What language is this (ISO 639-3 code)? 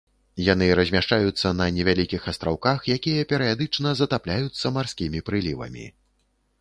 bel